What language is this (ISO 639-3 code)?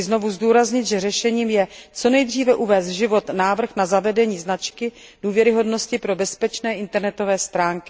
ces